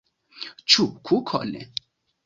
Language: Esperanto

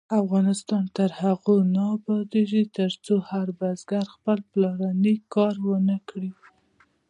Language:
Pashto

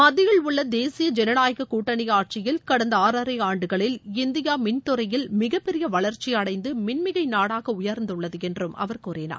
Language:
Tamil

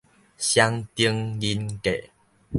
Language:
Min Nan Chinese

